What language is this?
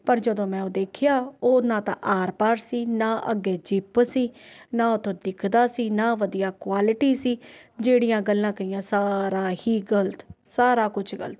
Punjabi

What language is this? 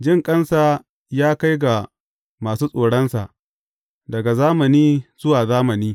Hausa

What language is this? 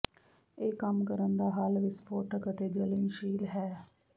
Punjabi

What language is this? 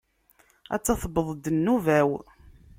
Kabyle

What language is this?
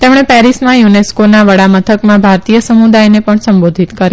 Gujarati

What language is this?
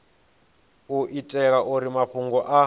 Venda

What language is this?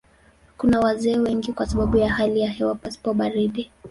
Swahili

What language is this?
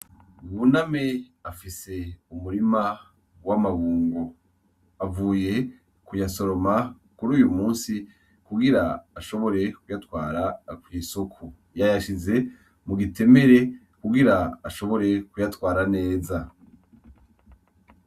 Rundi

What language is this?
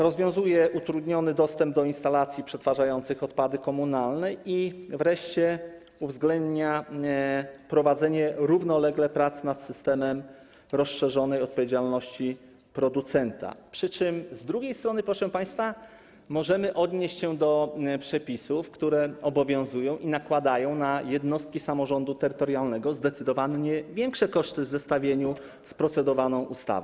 Polish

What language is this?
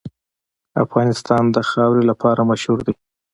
Pashto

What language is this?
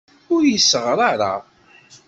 Kabyle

